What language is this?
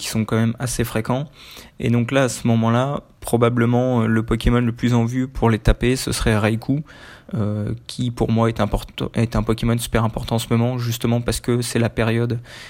French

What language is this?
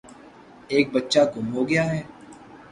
Urdu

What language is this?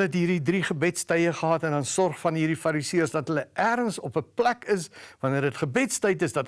Dutch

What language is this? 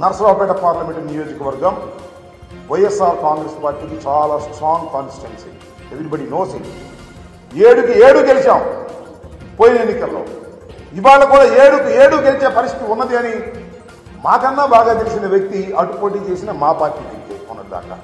Telugu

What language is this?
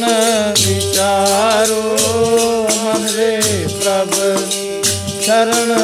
Punjabi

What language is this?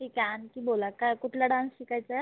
Marathi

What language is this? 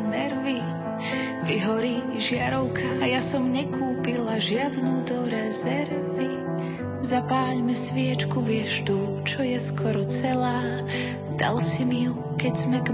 Slovak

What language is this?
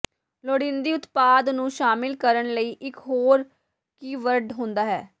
Punjabi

